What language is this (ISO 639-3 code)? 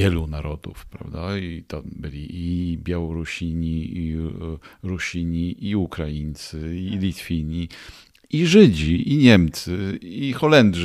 pol